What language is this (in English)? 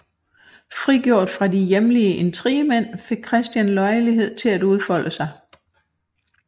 Danish